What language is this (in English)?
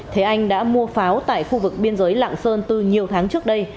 Vietnamese